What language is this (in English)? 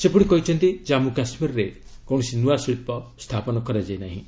Odia